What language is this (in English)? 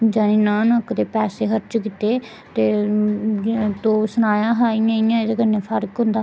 Dogri